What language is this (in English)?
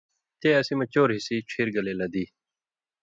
Indus Kohistani